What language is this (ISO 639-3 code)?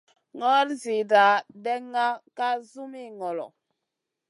mcn